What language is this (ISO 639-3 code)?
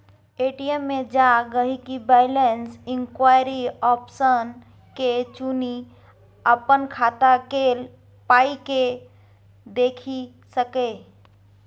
mai